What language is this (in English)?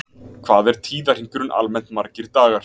Icelandic